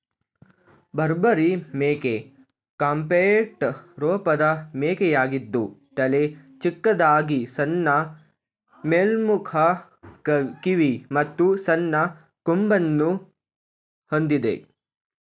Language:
Kannada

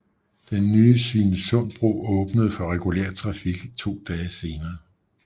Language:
Danish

